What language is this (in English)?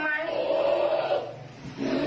Thai